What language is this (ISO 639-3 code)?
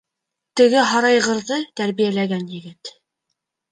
bak